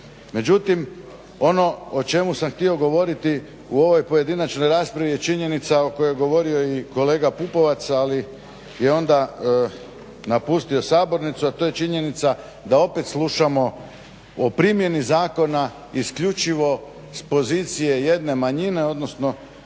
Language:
Croatian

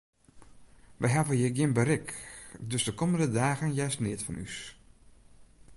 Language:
Western Frisian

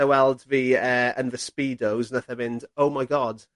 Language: Welsh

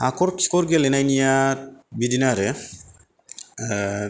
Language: Bodo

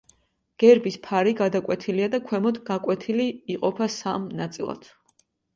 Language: Georgian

